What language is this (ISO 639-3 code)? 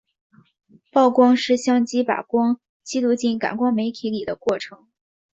zho